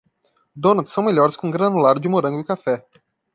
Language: Portuguese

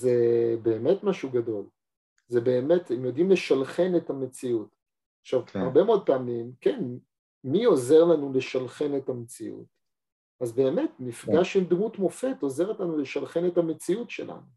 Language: Hebrew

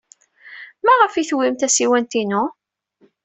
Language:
Kabyle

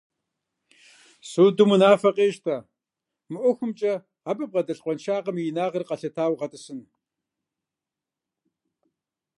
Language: Kabardian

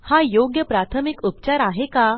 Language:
Marathi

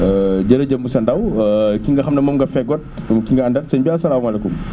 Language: Wolof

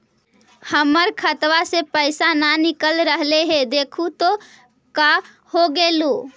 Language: Magahi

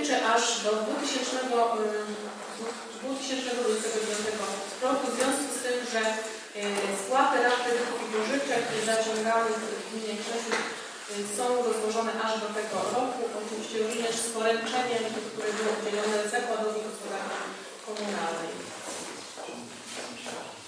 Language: Polish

